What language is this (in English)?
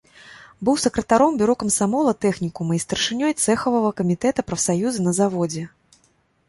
Belarusian